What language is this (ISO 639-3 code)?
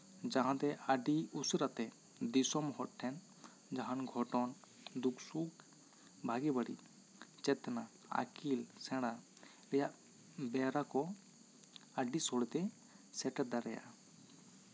sat